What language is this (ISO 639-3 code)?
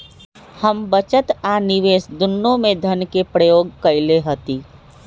mag